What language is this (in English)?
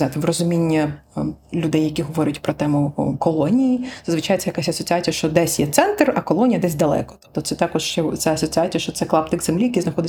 Ukrainian